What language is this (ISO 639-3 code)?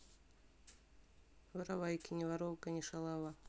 rus